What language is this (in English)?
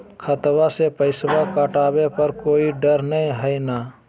Magahi